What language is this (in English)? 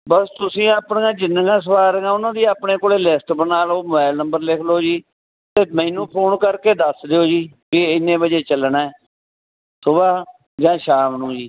Punjabi